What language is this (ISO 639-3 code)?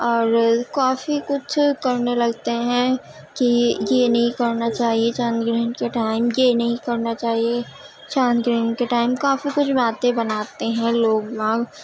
urd